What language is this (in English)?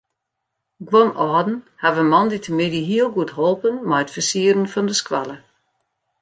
Western Frisian